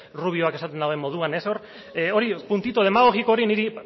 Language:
Basque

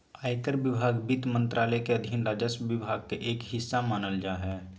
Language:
Magahi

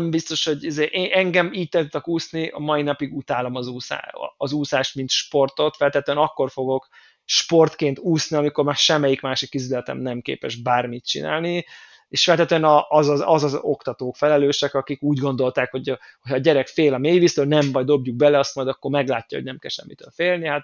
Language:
Hungarian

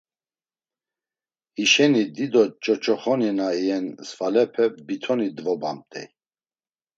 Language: Laz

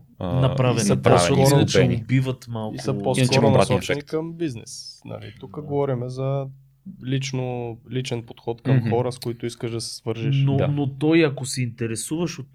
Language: Bulgarian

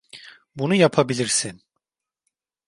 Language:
Turkish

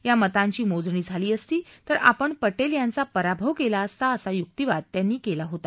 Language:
Marathi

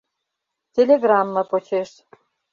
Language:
Mari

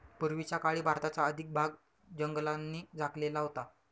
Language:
Marathi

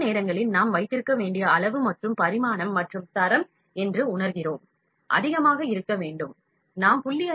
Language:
Tamil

